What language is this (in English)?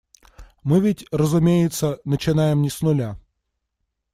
Russian